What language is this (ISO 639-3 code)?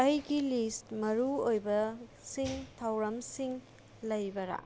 mni